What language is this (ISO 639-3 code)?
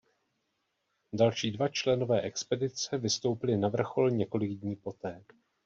ces